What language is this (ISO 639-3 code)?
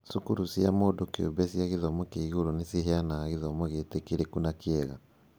kik